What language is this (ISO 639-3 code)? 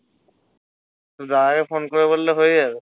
ben